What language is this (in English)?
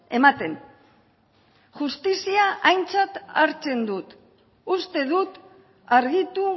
Basque